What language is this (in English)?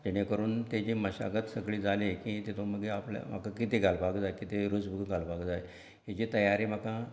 Konkani